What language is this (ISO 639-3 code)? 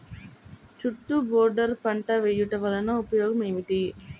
tel